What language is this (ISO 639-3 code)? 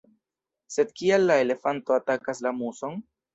epo